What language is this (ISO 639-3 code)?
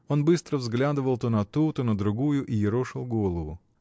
rus